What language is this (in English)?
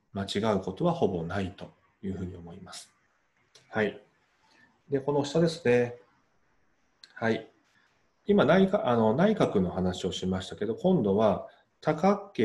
Japanese